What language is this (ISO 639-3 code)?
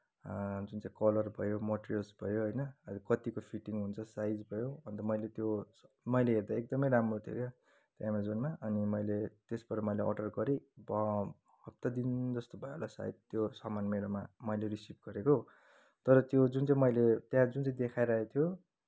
nep